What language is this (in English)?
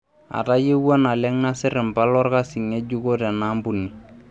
Masai